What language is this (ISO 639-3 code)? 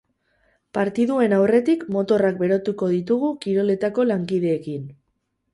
eus